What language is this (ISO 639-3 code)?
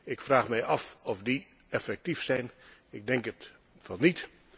nld